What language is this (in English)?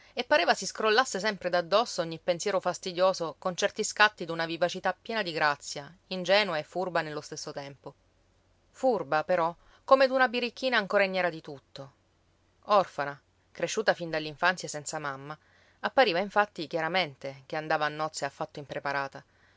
Italian